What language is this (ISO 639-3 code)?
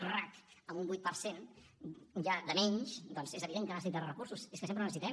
cat